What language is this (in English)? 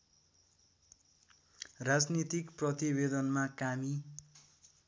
Nepali